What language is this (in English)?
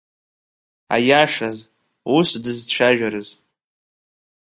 Abkhazian